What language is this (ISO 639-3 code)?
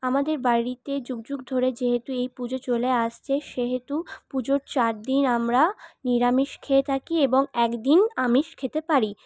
ben